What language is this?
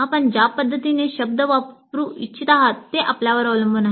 Marathi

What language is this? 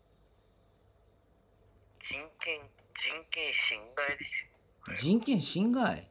Japanese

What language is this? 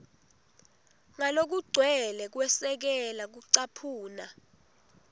Swati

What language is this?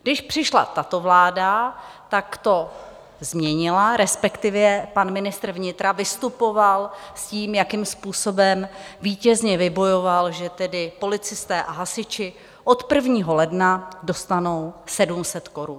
Czech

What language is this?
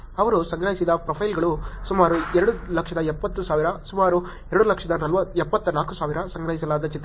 Kannada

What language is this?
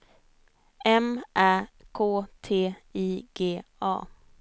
Swedish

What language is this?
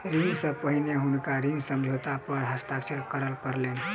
Maithili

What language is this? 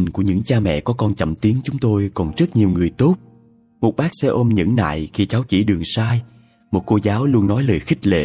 Vietnamese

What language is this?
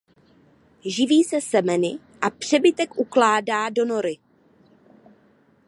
Czech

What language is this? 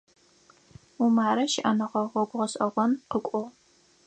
Adyghe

